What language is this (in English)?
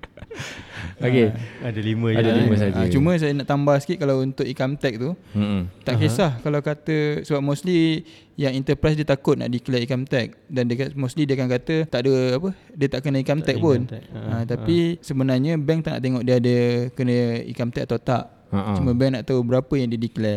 Malay